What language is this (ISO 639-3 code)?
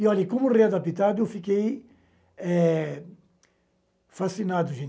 por